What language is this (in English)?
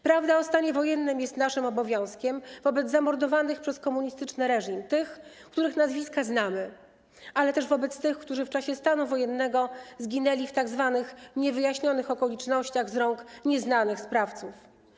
Polish